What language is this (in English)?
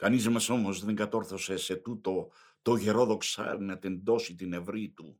Greek